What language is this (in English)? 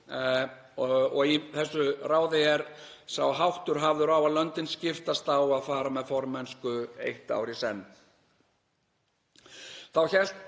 Icelandic